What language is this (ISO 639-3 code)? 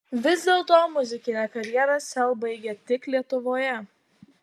lit